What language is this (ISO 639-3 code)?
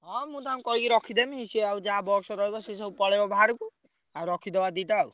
ori